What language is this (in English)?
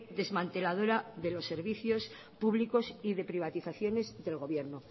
Spanish